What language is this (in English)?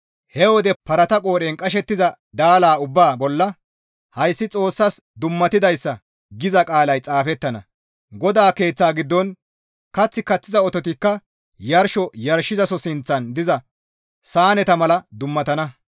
Gamo